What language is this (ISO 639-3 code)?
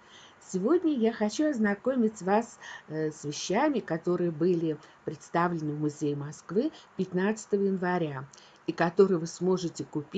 rus